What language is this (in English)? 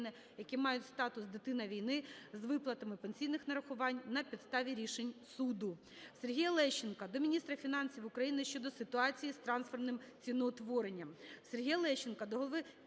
Ukrainian